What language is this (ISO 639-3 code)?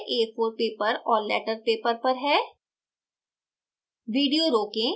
hin